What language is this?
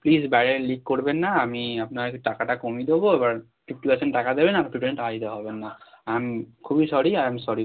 Bangla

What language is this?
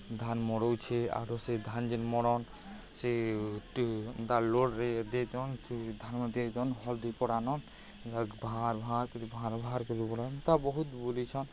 Odia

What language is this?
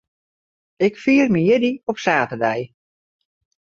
Western Frisian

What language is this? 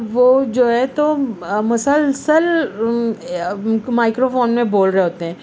Urdu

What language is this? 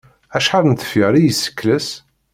Kabyle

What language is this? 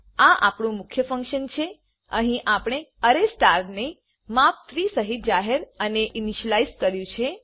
Gujarati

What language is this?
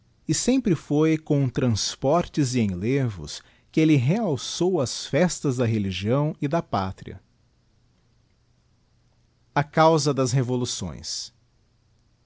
Portuguese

